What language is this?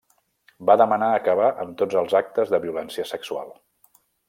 Catalan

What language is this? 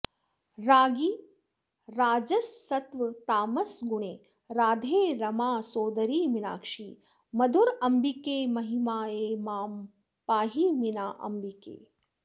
Sanskrit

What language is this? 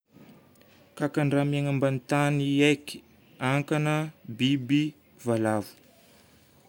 Northern Betsimisaraka Malagasy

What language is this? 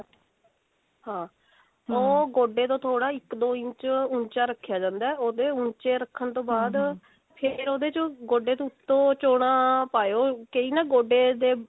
Punjabi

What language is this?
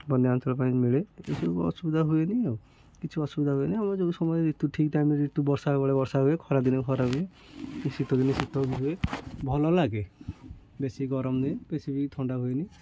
Odia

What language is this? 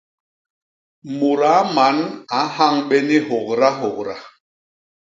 Basaa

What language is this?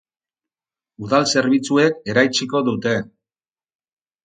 Basque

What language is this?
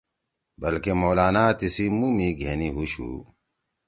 Torwali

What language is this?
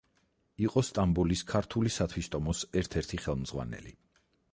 Georgian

